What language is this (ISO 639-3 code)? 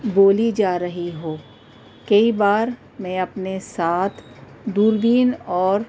urd